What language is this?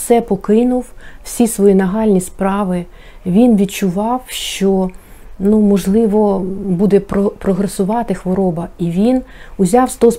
Ukrainian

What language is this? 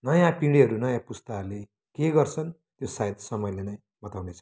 Nepali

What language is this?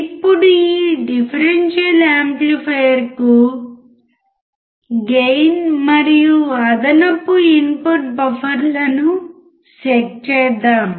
Telugu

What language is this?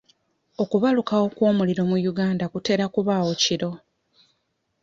Ganda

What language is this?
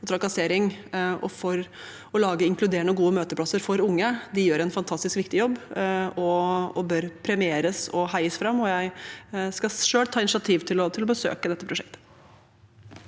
Norwegian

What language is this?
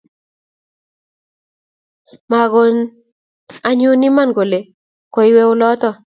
Kalenjin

